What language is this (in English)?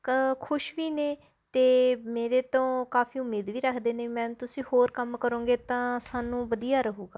Punjabi